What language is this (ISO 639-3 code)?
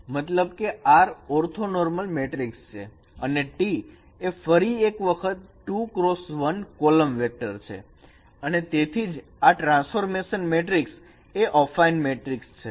guj